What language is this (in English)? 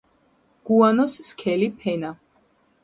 Georgian